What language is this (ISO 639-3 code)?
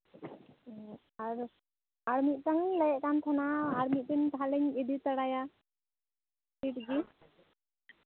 sat